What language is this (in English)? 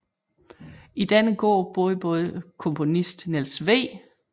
Danish